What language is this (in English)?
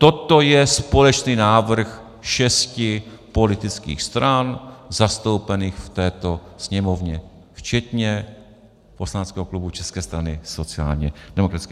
Czech